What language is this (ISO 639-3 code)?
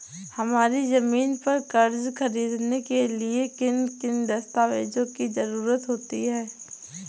hin